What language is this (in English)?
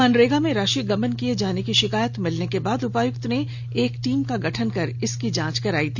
Hindi